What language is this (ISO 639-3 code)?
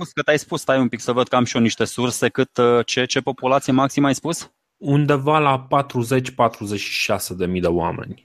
ron